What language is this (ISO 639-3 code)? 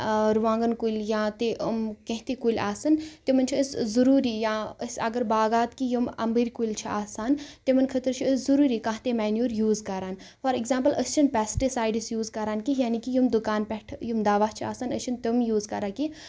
kas